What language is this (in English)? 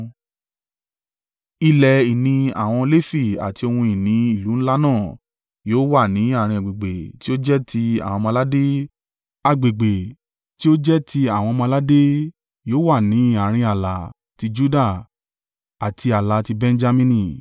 Yoruba